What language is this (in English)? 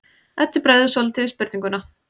Icelandic